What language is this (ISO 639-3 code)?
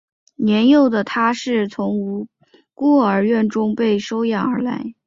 zho